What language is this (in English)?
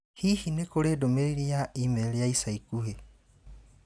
Kikuyu